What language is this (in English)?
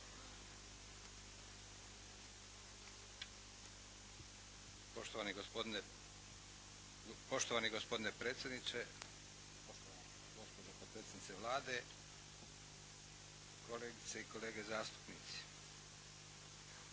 Croatian